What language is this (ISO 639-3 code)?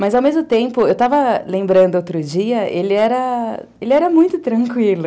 por